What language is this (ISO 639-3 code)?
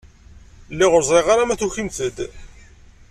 kab